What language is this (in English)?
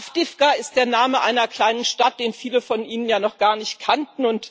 German